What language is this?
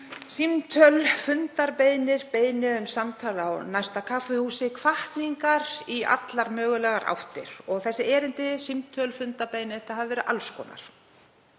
Icelandic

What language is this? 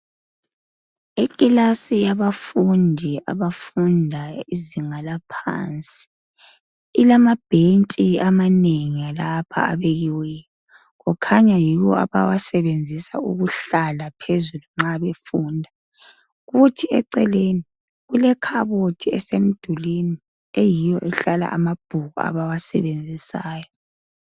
North Ndebele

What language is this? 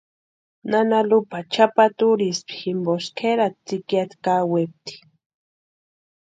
Western Highland Purepecha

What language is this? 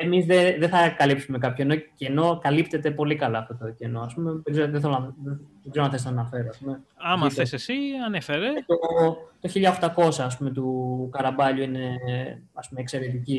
Greek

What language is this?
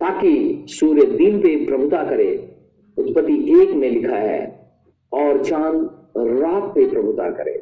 Hindi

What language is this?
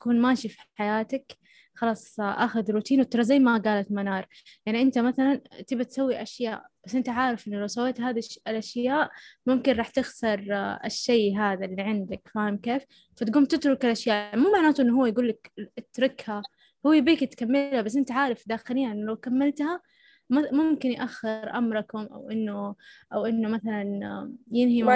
Arabic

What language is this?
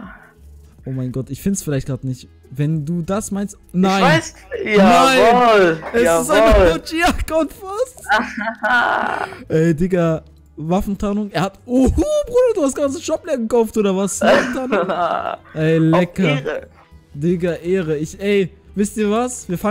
German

